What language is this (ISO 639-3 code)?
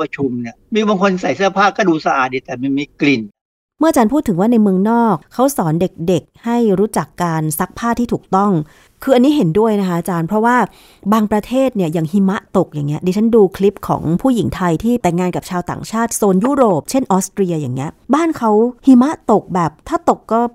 tha